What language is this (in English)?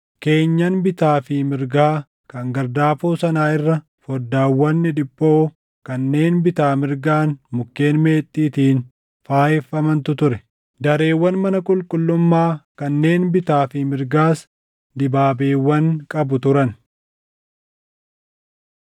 Oromo